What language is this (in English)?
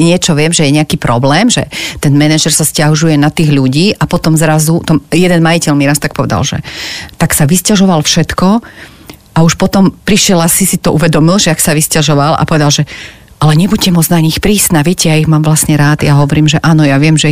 Slovak